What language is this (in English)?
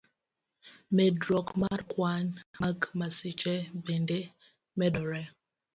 Luo (Kenya and Tanzania)